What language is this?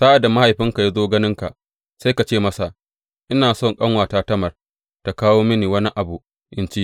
Hausa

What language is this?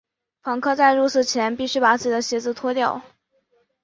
Chinese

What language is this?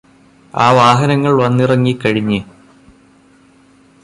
Malayalam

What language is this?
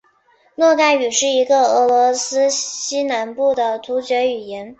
Chinese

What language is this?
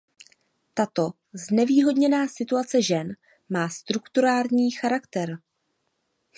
Czech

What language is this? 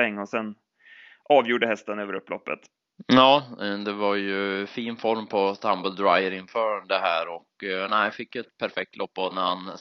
Swedish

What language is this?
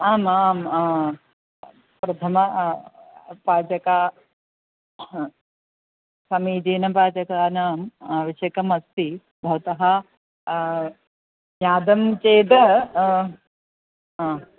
Sanskrit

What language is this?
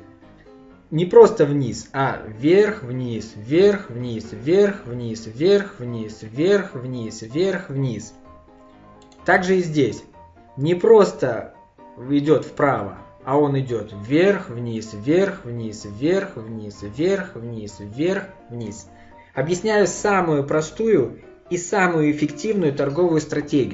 Russian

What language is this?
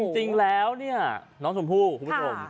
Thai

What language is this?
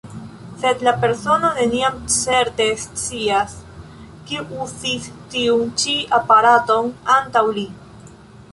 Esperanto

